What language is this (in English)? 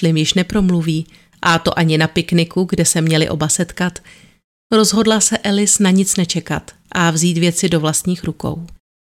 Czech